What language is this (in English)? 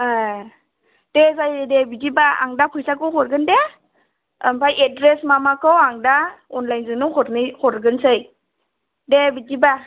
Bodo